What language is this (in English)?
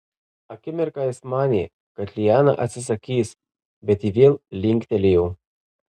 Lithuanian